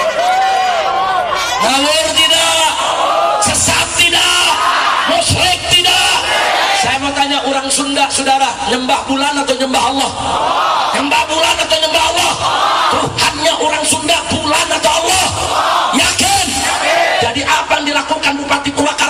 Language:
Indonesian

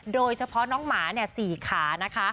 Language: Thai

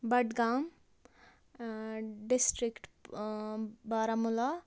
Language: Kashmiri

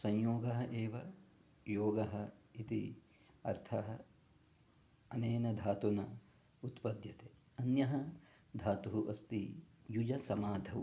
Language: Sanskrit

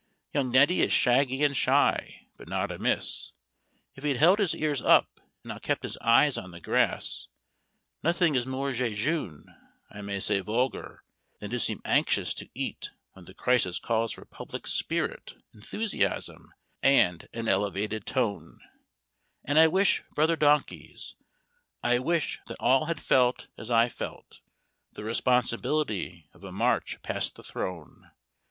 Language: English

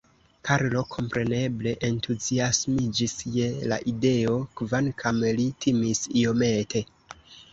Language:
Esperanto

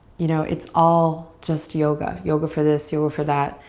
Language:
English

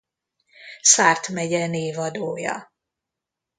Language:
Hungarian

